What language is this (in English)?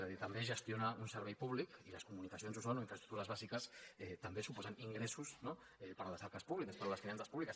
Catalan